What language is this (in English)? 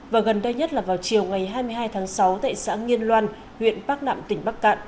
Vietnamese